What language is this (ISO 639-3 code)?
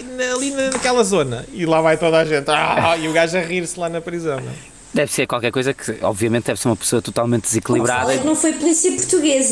por